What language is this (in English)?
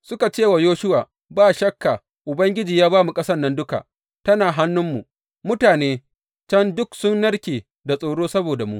Hausa